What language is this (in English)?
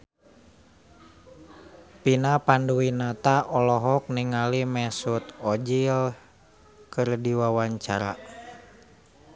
Sundanese